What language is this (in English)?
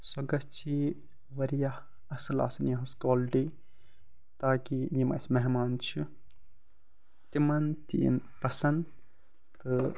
Kashmiri